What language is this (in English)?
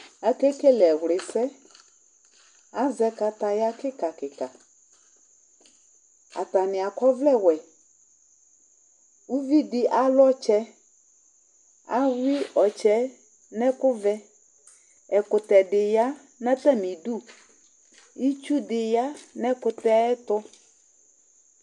Ikposo